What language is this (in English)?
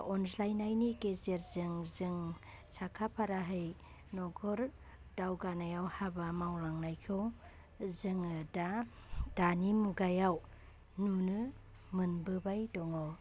Bodo